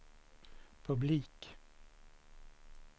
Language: Swedish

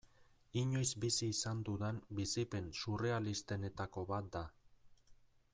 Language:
Basque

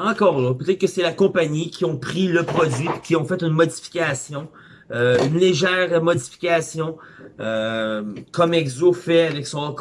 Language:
French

